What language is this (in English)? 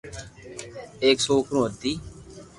Loarki